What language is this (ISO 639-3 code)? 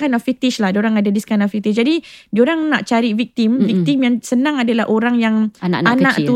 msa